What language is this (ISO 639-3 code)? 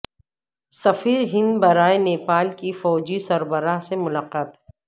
urd